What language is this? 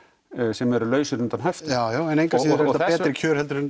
Icelandic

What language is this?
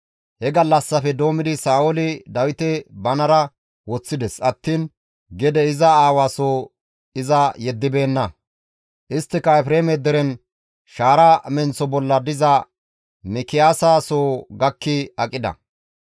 Gamo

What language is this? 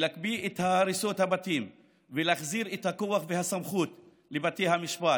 Hebrew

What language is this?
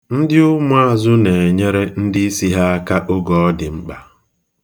Igbo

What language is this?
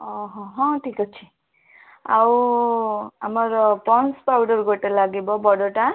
Odia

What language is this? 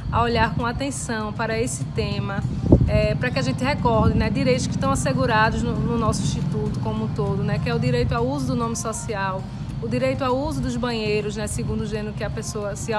Portuguese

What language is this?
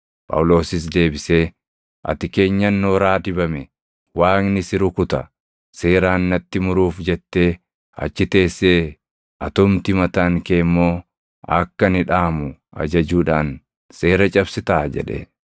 Oromo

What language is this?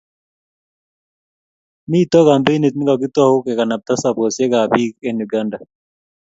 Kalenjin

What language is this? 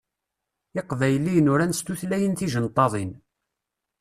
Kabyle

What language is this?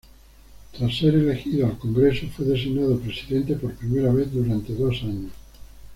Spanish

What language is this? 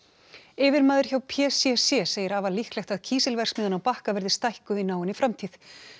Icelandic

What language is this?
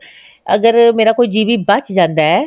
Punjabi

